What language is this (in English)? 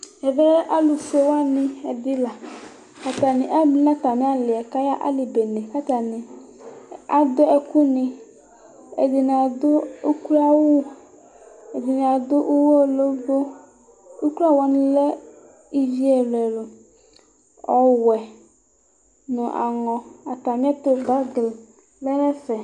Ikposo